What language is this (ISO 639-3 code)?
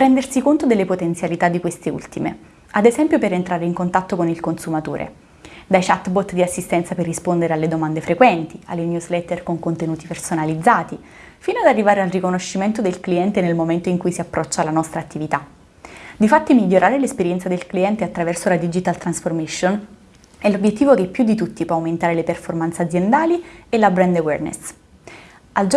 ita